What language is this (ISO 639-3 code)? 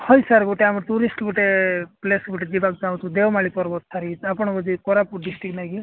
ori